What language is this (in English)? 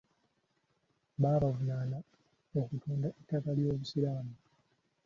Ganda